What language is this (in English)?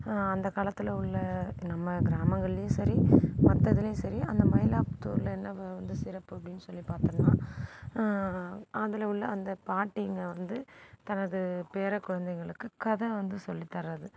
Tamil